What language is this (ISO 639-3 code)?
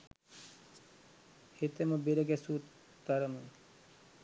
sin